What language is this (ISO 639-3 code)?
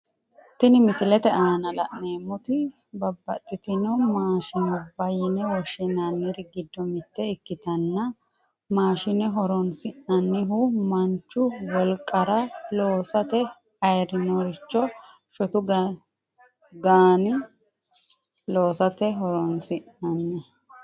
sid